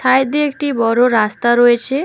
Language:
Bangla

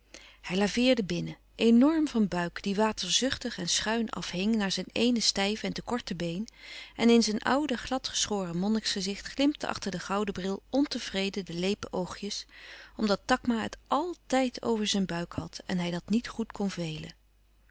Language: Dutch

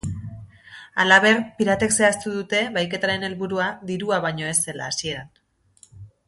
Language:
Basque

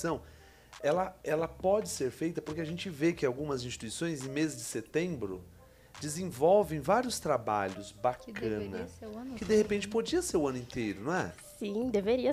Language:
Portuguese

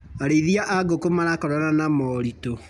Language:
Kikuyu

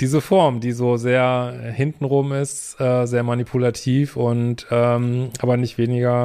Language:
German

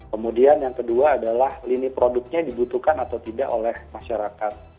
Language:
Indonesian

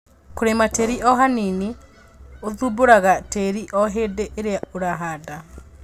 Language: Kikuyu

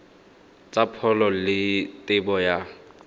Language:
Tswana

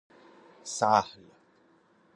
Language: Persian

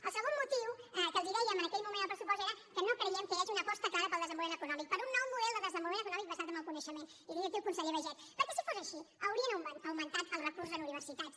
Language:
Catalan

